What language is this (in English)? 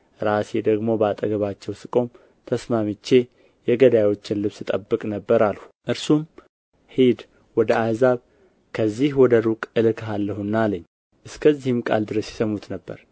Amharic